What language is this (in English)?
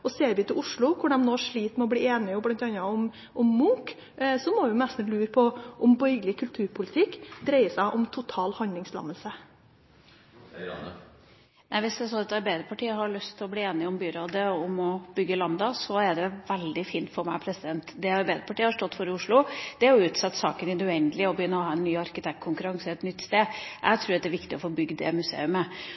Norwegian Bokmål